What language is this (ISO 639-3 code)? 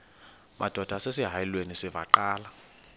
xho